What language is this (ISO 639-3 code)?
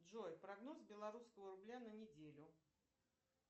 rus